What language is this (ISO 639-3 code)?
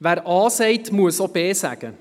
gsw